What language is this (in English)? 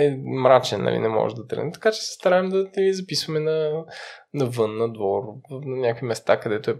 Bulgarian